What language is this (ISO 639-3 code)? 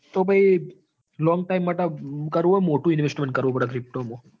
guj